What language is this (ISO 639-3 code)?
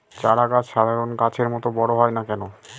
ben